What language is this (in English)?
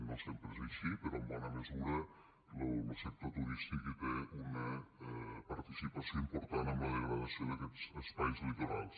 Catalan